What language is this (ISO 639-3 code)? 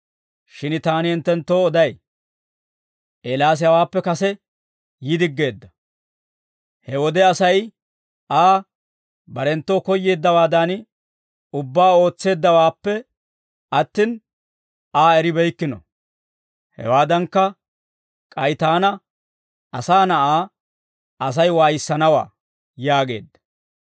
dwr